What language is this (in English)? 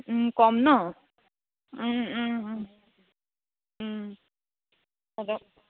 Assamese